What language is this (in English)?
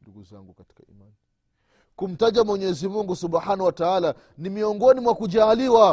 Swahili